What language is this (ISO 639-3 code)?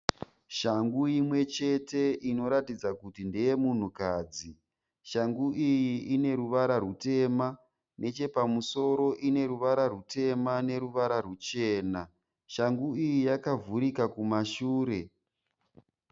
sna